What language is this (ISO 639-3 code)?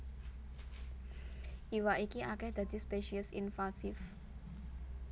jav